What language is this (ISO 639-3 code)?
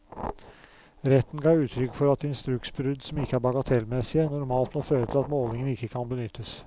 nor